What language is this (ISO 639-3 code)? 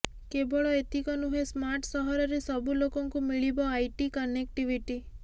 ori